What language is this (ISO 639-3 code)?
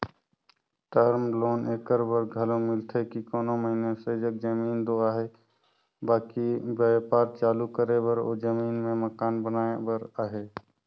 hne